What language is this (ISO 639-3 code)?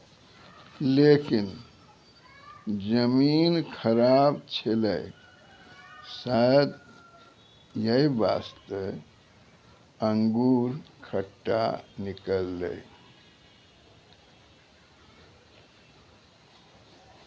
mai